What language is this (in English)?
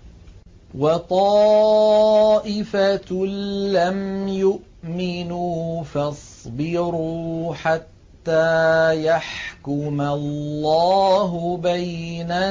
Arabic